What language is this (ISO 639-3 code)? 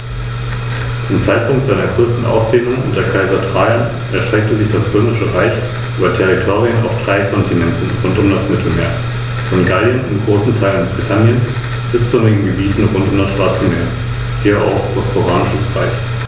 deu